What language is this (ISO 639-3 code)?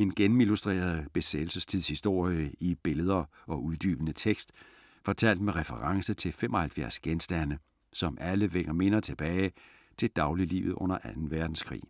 dan